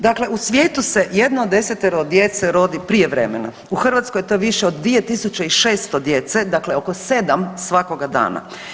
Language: Croatian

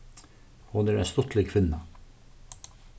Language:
Faroese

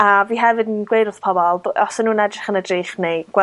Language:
Welsh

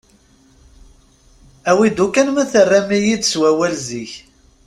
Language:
Kabyle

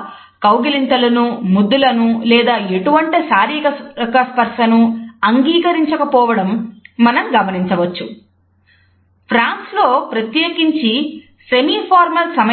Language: Telugu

